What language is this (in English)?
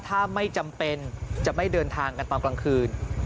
Thai